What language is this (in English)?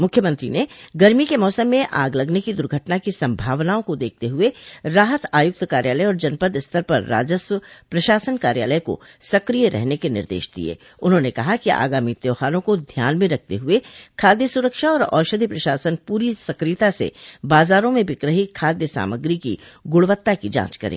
Hindi